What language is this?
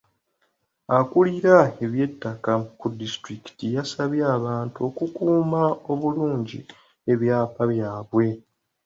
Ganda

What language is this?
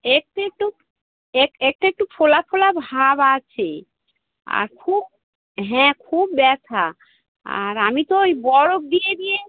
Bangla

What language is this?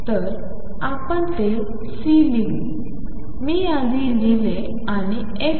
Marathi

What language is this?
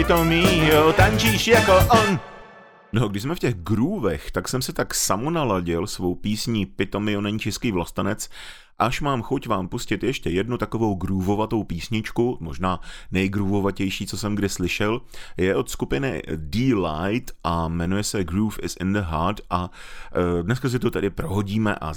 Czech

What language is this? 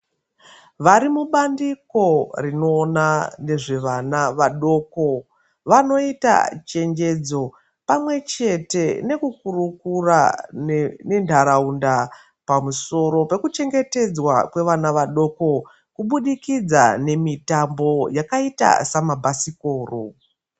Ndau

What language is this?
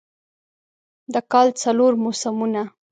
Pashto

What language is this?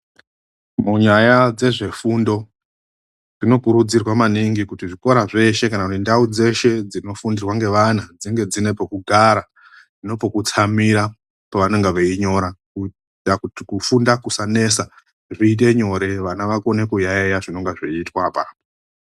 Ndau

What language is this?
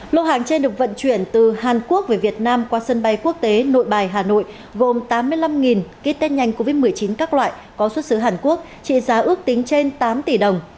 Vietnamese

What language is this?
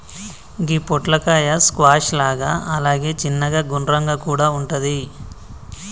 Telugu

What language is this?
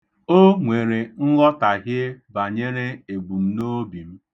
Igbo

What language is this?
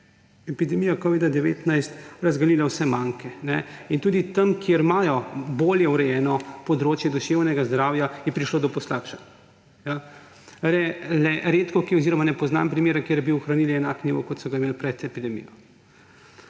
Slovenian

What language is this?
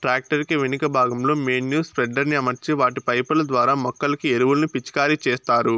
Telugu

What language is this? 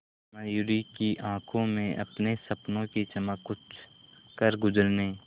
Hindi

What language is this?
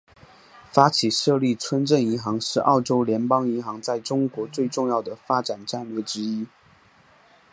Chinese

